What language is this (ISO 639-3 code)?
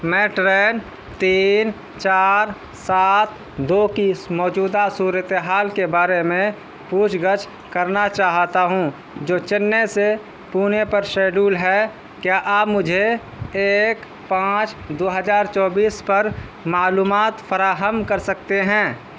urd